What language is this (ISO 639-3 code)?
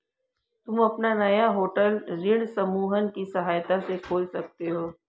hin